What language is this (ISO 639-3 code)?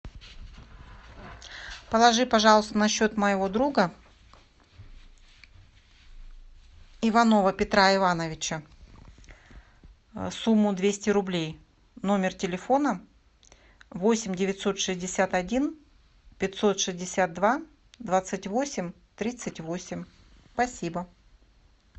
rus